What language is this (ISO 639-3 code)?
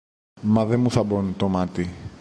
ell